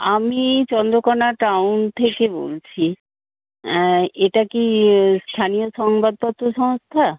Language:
Bangla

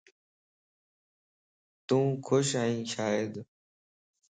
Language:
Lasi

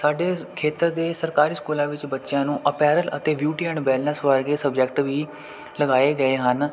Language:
Punjabi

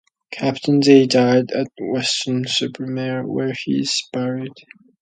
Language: English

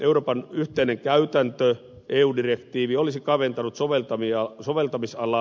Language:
Finnish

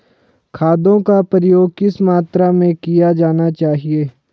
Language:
Hindi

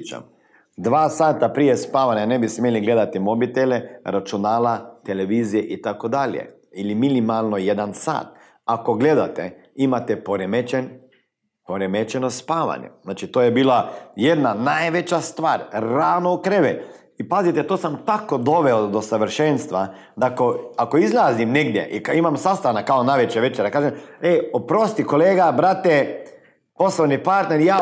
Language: Croatian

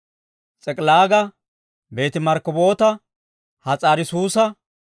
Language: Dawro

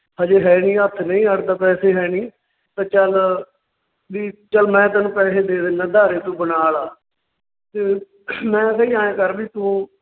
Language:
Punjabi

